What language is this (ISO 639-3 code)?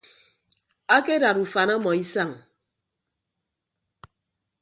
ibb